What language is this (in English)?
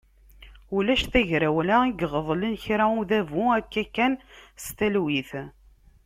Kabyle